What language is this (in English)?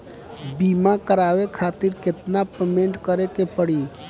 Bhojpuri